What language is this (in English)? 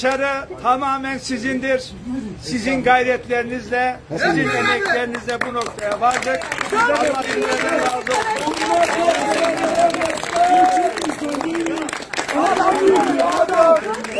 Turkish